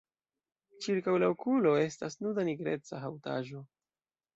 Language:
Esperanto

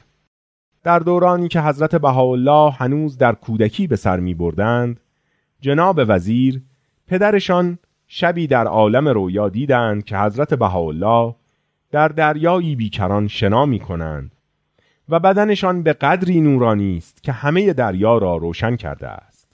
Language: Persian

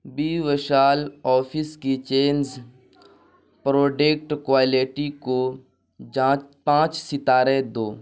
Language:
Urdu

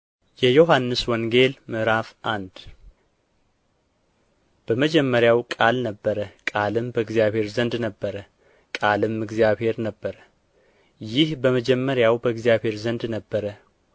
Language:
Amharic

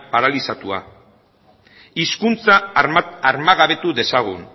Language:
Basque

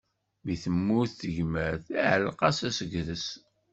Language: Kabyle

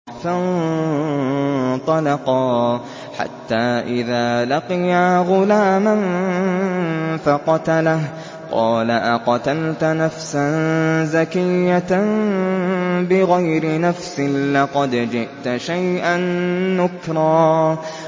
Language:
Arabic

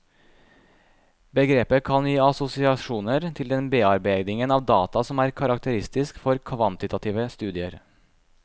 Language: Norwegian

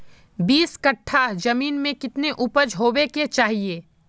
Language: Magahi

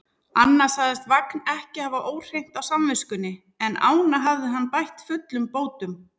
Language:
Icelandic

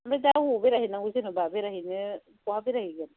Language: Bodo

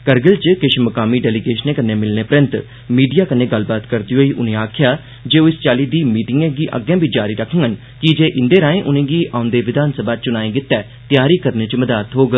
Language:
Dogri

